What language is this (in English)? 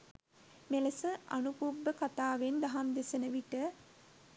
Sinhala